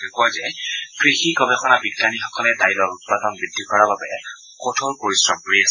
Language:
Assamese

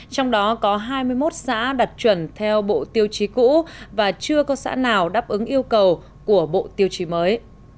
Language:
Vietnamese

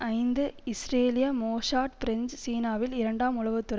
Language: Tamil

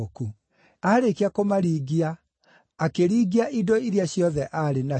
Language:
Kikuyu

